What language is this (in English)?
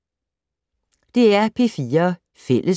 Danish